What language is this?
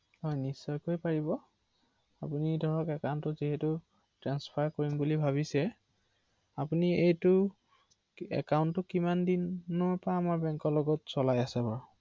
Assamese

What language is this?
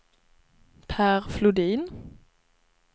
Swedish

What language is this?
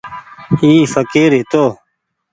Goaria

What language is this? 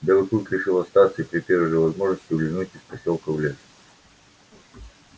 Russian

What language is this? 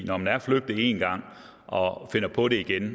Danish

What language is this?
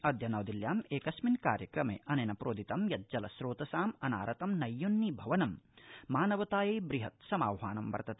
Sanskrit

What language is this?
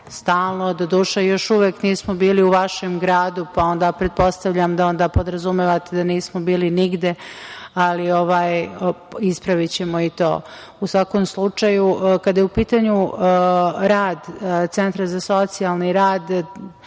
Serbian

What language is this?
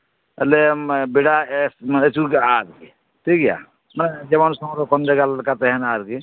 Santali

